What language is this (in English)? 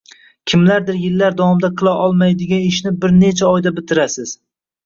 Uzbek